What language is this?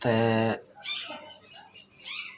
Dogri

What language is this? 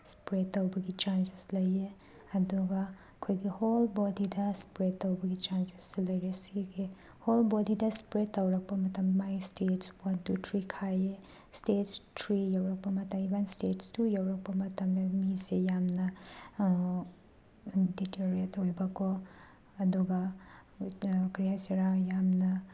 Manipuri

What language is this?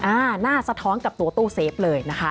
Thai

